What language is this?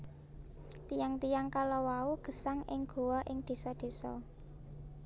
Javanese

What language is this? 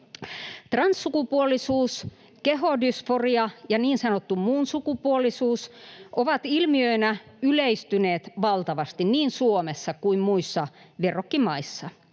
Finnish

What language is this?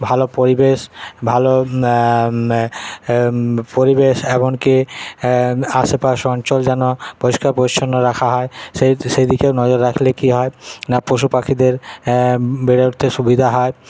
Bangla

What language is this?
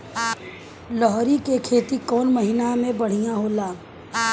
Bhojpuri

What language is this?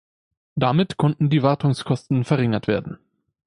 German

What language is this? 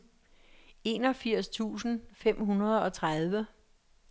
Danish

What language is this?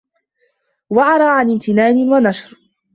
Arabic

